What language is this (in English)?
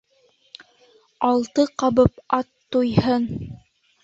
Bashkir